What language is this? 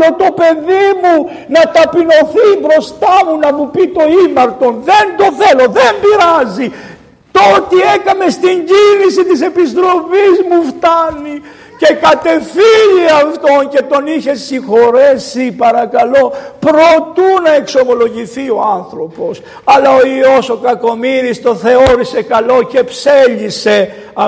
Greek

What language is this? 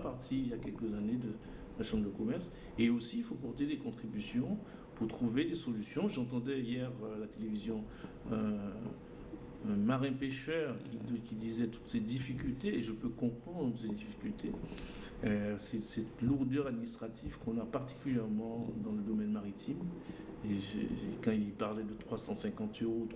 French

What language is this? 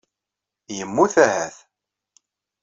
Kabyle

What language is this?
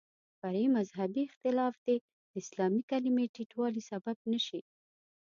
Pashto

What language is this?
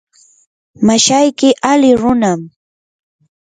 Yanahuanca Pasco Quechua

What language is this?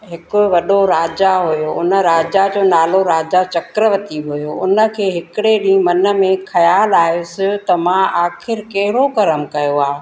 Sindhi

